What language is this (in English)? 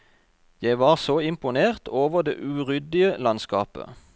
Norwegian